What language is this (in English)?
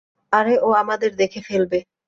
Bangla